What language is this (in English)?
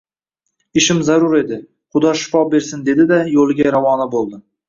Uzbek